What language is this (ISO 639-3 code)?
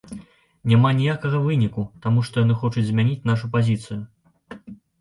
bel